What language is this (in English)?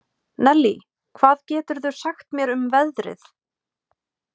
Icelandic